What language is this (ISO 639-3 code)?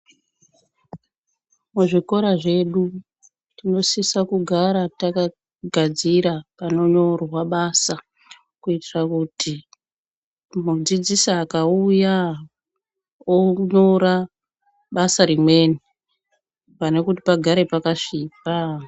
ndc